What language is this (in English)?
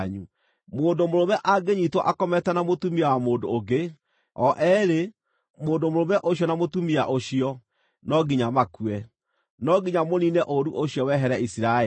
Kikuyu